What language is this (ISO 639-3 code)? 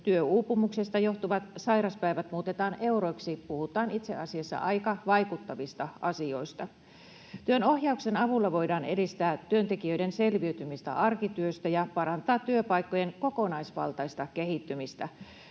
fin